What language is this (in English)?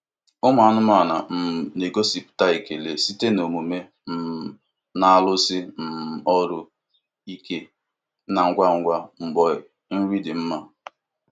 Igbo